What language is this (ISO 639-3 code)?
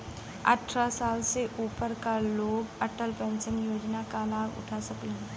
bho